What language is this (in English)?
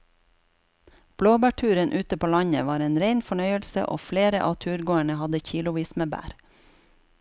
Norwegian